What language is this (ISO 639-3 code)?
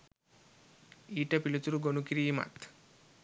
sin